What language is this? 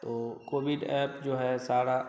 Hindi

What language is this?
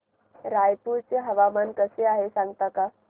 Marathi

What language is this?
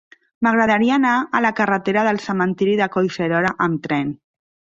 Catalan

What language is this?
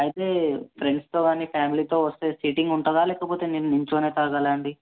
Telugu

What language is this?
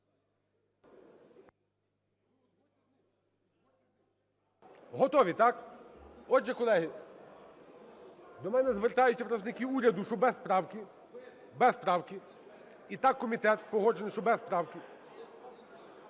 Ukrainian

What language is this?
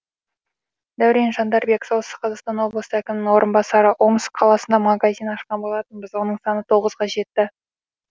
Kazakh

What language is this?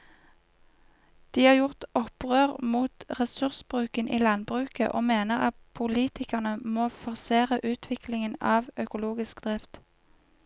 Norwegian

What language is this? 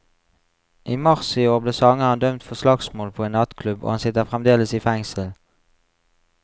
Norwegian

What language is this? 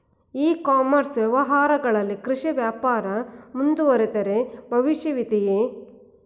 Kannada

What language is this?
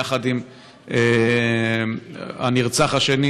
Hebrew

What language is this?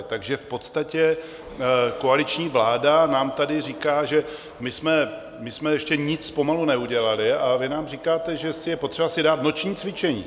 Czech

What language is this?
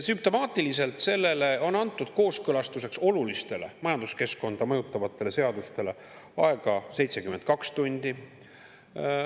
Estonian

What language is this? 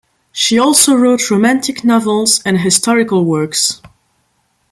English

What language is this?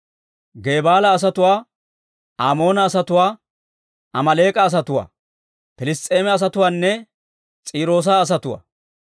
Dawro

